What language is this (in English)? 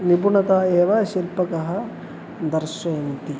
Sanskrit